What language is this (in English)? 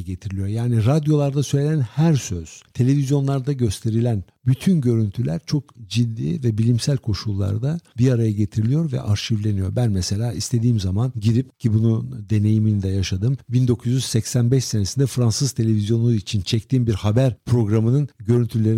Turkish